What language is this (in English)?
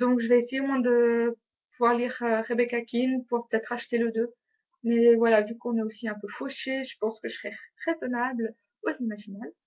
French